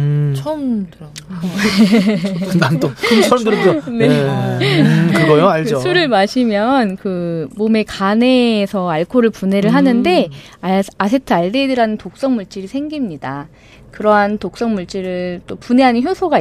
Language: Korean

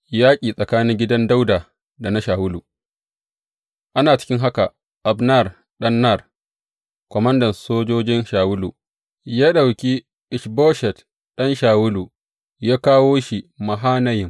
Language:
Hausa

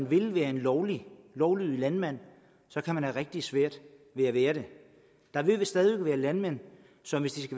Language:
Danish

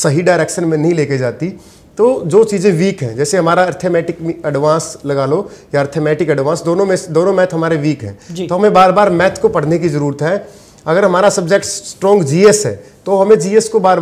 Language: Hindi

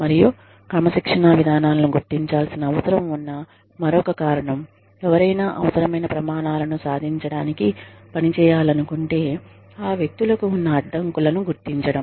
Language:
Telugu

